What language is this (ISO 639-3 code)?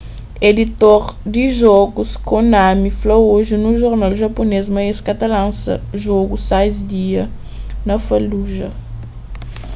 kea